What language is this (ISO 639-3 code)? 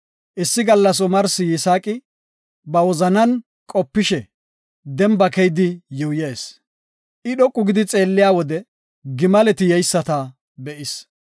gof